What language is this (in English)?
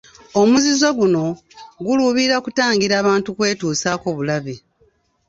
Ganda